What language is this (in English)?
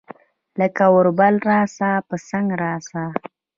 Pashto